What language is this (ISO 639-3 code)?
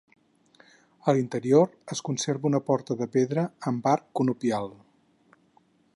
cat